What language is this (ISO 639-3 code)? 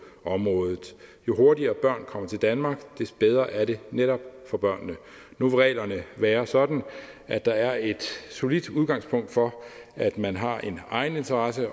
dan